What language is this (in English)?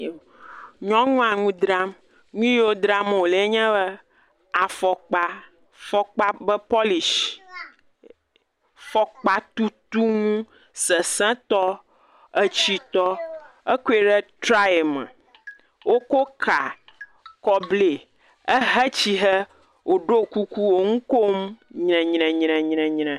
Ewe